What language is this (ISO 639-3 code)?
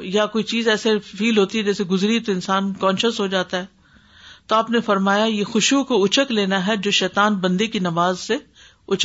urd